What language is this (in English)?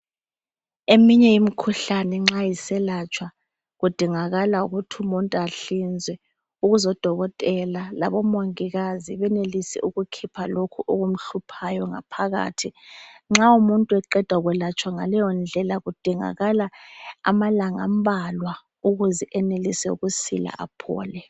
North Ndebele